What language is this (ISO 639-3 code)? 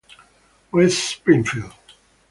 ita